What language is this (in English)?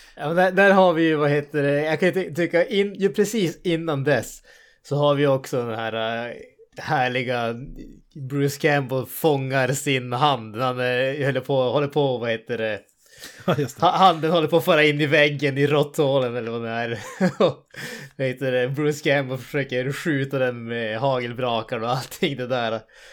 Swedish